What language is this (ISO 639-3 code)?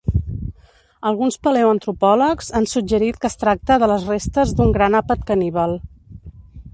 cat